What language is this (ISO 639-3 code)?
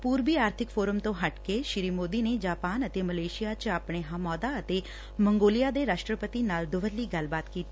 pan